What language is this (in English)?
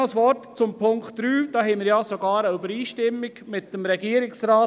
Swiss German